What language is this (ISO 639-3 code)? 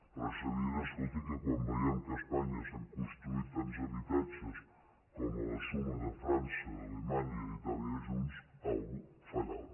cat